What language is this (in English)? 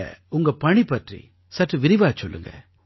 Tamil